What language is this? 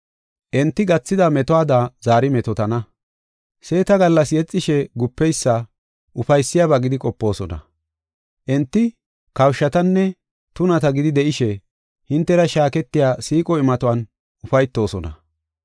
Gofa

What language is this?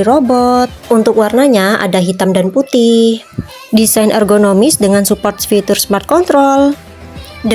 Indonesian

